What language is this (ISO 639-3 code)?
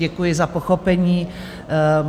ces